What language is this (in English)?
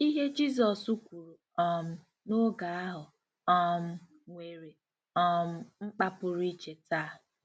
Igbo